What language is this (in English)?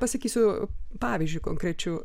Lithuanian